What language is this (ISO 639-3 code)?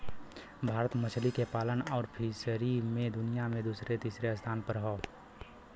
bho